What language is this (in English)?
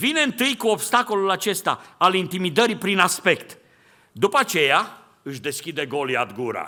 Romanian